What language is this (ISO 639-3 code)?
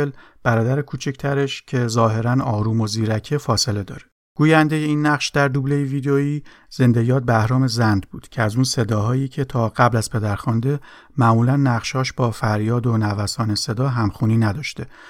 fas